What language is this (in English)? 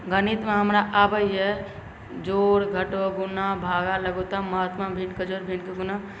Maithili